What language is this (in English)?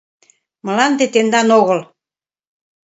Mari